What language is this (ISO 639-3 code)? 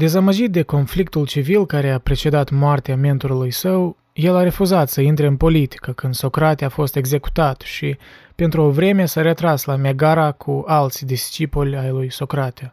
ron